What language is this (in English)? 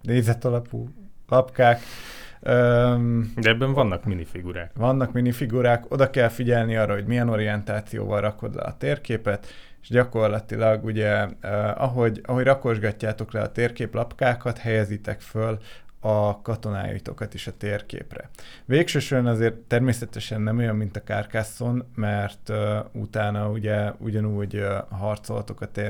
Hungarian